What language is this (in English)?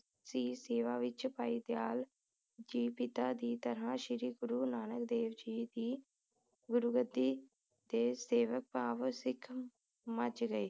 Punjabi